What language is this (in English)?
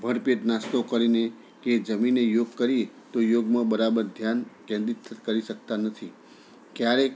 Gujarati